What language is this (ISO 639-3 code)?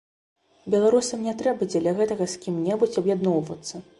bel